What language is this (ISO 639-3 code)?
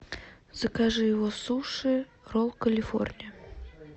rus